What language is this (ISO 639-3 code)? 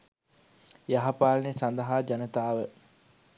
sin